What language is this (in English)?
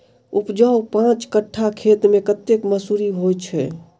Maithili